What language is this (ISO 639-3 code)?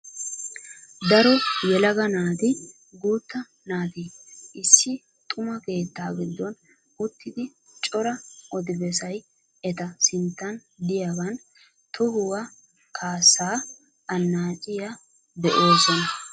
wal